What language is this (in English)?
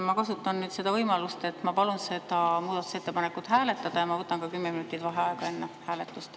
Estonian